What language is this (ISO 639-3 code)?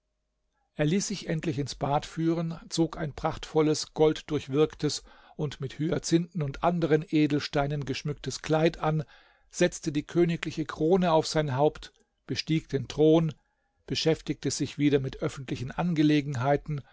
deu